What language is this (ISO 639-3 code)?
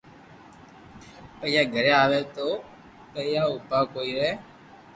lrk